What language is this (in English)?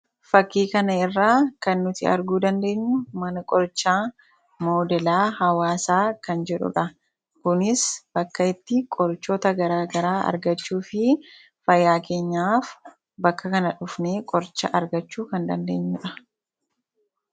Oromo